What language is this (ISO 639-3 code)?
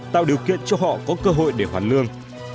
vie